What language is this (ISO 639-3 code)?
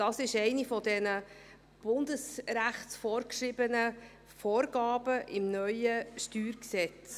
gsw